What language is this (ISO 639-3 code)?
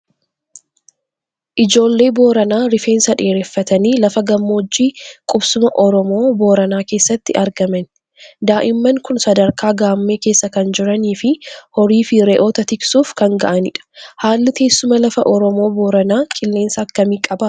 orm